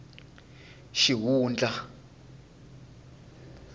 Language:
Tsonga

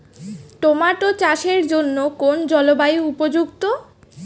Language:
Bangla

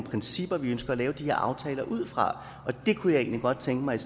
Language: Danish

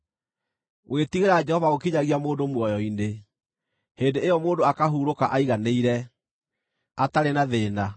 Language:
Kikuyu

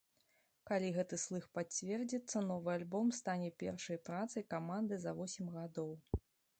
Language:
Belarusian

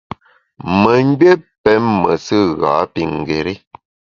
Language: Bamun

